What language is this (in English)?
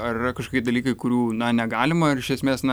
Lithuanian